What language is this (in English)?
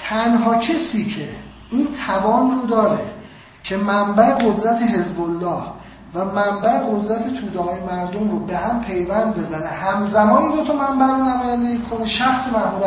Persian